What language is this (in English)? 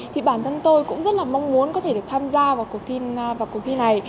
Vietnamese